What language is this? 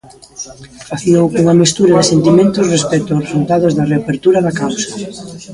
Galician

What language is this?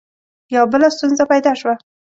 Pashto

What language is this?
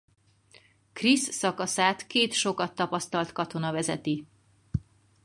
Hungarian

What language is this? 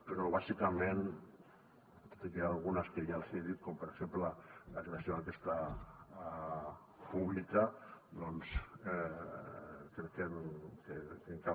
Catalan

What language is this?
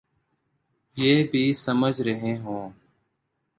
Urdu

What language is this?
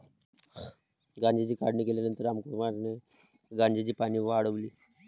Marathi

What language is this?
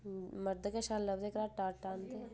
Dogri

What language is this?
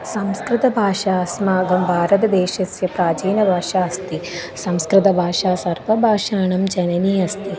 Sanskrit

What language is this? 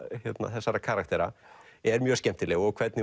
Icelandic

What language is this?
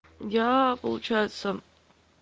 Russian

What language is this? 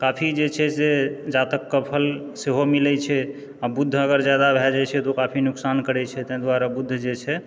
Maithili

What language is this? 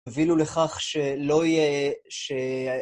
Hebrew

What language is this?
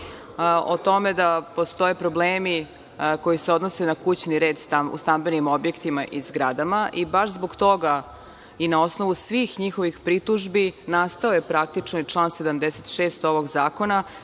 Serbian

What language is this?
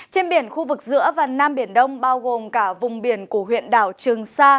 Vietnamese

